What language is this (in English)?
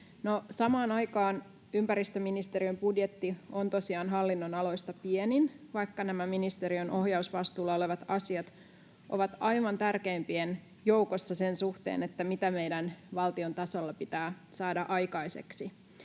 Finnish